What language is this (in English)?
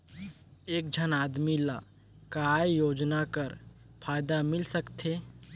Chhattisgarhi